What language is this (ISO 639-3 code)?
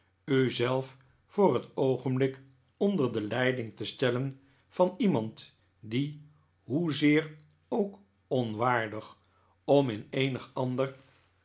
nld